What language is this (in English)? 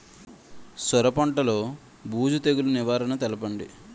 Telugu